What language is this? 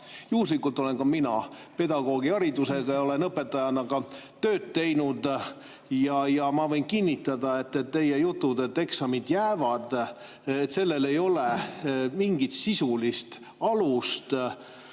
Estonian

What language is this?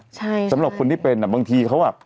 Thai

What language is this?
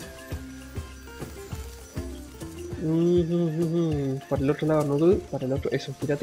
Spanish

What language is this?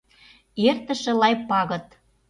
Mari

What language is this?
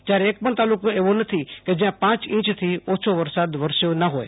Gujarati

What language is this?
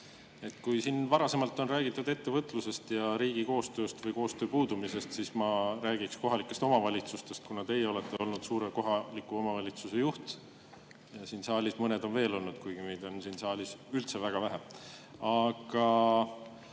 Estonian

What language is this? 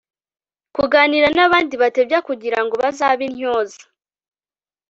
Kinyarwanda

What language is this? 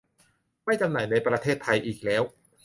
Thai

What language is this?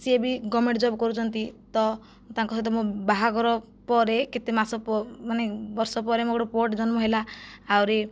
Odia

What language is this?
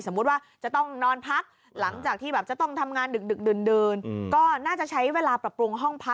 Thai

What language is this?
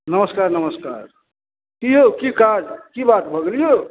Maithili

